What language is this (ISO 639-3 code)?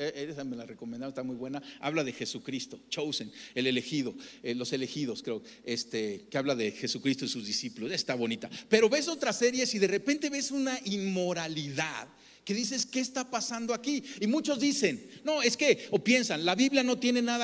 spa